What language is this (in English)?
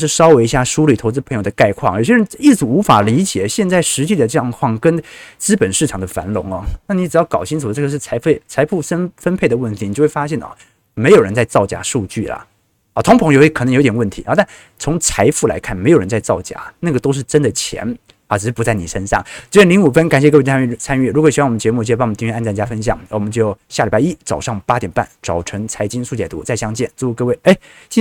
Chinese